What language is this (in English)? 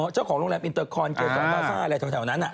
Thai